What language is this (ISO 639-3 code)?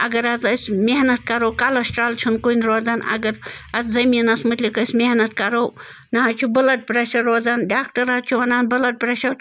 kas